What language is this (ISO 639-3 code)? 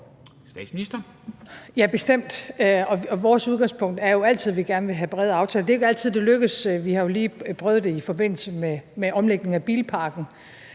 dan